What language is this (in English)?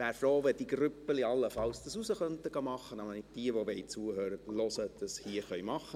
Swiss German